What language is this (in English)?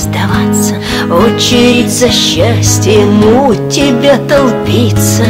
Russian